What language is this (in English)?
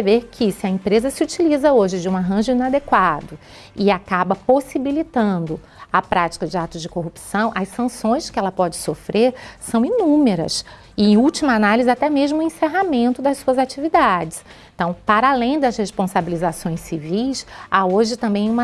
Portuguese